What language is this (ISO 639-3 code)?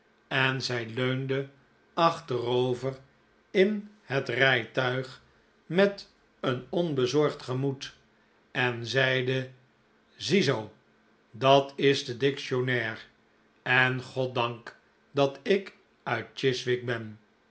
nld